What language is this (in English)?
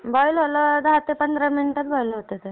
Marathi